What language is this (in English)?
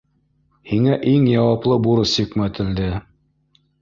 Bashkir